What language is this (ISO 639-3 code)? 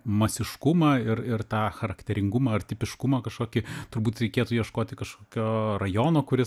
lit